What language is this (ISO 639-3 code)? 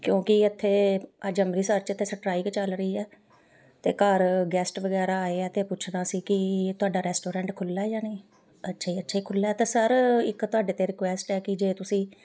pan